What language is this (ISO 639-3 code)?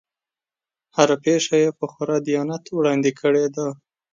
pus